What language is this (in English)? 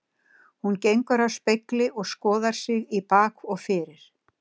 Icelandic